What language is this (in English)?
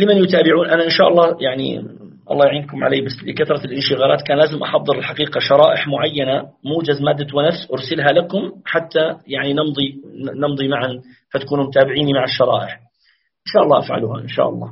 Arabic